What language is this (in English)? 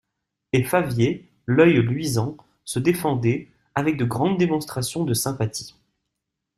French